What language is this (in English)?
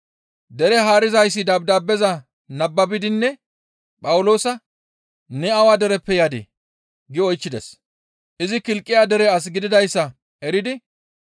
Gamo